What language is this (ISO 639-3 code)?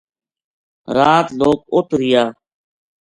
gju